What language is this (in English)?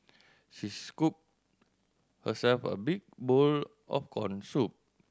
English